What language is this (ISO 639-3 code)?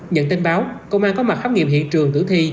vie